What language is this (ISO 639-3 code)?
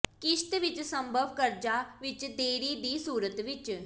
pan